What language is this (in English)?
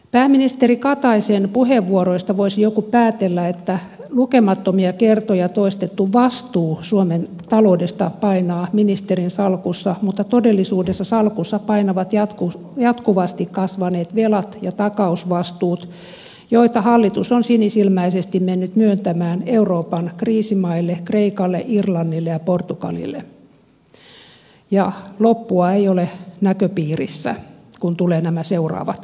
Finnish